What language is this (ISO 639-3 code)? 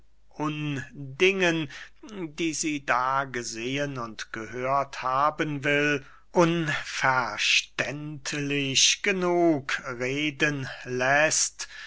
deu